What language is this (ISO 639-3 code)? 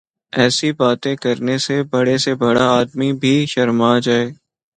urd